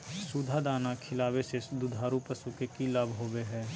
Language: Magahi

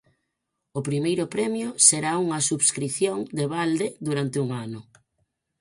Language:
Galician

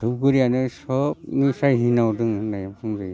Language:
Bodo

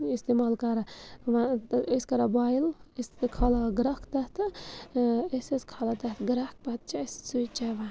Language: Kashmiri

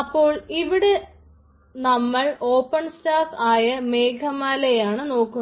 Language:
Malayalam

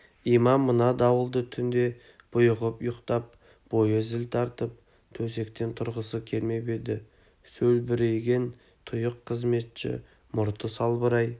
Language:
Kazakh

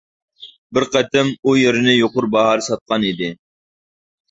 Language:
Uyghur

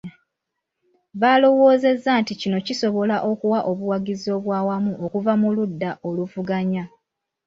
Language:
Ganda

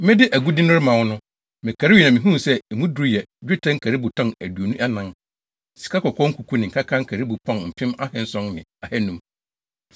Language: Akan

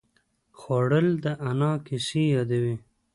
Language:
Pashto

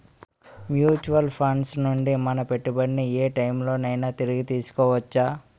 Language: Telugu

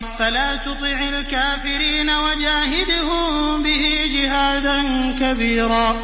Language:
Arabic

